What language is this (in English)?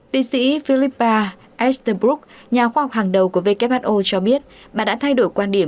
Vietnamese